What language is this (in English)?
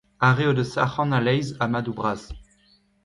Breton